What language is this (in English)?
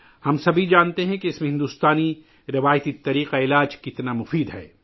Urdu